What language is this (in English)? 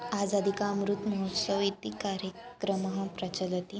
Sanskrit